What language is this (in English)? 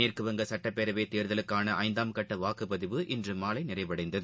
Tamil